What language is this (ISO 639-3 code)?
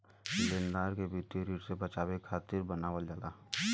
bho